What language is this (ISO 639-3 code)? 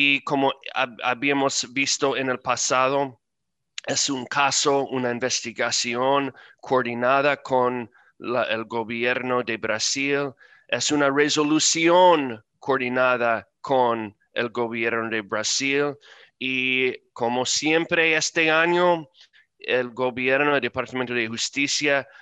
spa